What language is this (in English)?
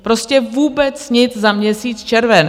Czech